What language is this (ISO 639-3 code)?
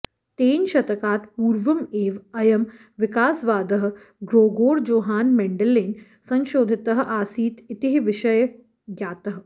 san